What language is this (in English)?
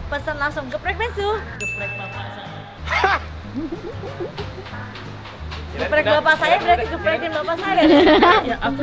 Indonesian